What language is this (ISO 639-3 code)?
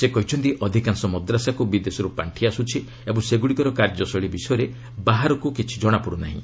ori